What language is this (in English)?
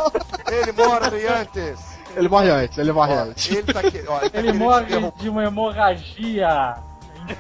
Portuguese